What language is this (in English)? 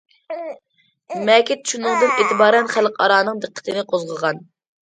Uyghur